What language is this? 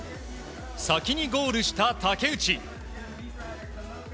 Japanese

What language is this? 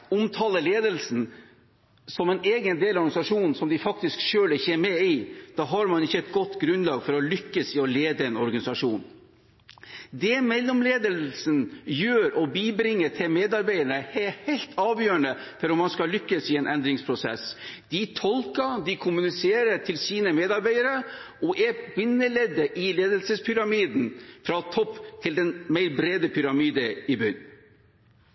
Norwegian Bokmål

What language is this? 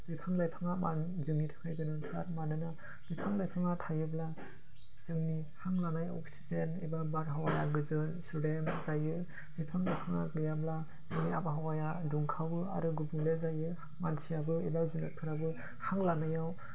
Bodo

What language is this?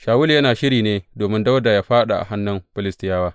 Hausa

